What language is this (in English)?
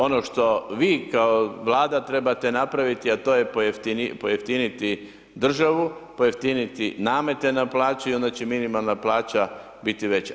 Croatian